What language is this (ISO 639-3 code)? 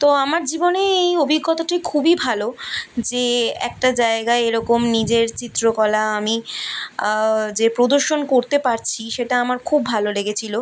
ben